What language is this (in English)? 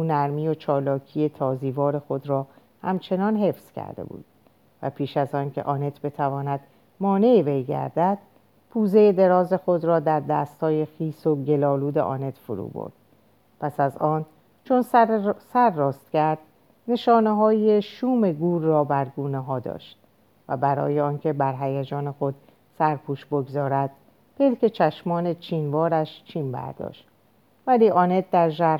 Persian